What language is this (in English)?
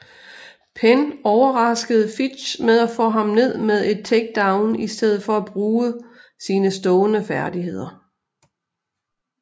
Danish